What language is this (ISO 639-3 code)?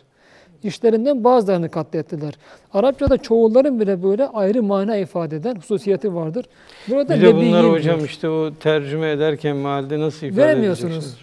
tur